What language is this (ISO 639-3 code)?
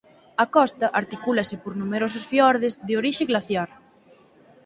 glg